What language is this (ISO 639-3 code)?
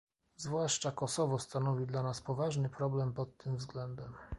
pol